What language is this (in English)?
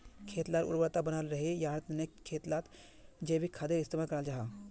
Magahi